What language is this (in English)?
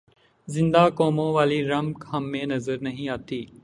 Urdu